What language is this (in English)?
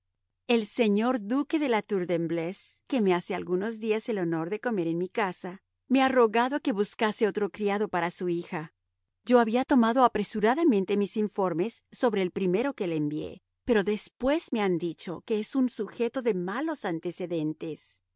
Spanish